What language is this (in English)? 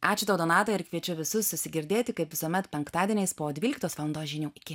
Lithuanian